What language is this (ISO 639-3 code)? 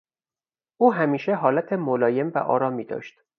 fas